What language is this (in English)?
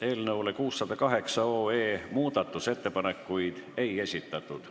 Estonian